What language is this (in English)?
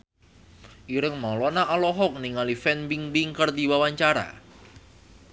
Sundanese